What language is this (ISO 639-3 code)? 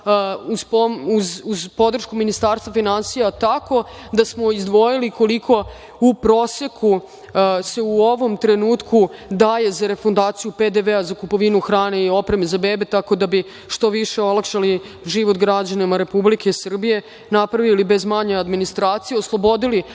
srp